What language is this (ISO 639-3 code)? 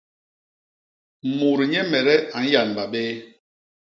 bas